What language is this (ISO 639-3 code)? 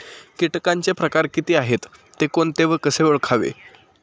mar